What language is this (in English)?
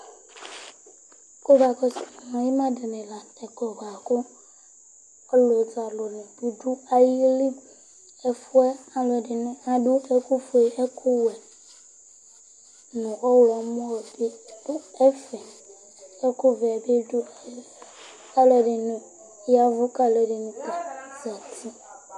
Ikposo